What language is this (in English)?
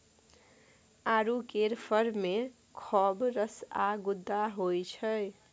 Maithili